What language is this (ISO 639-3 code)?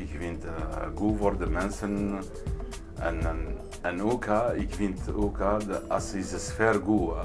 nld